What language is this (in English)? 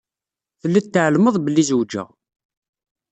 Kabyle